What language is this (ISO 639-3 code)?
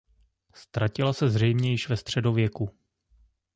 ces